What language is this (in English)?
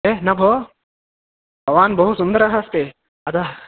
Sanskrit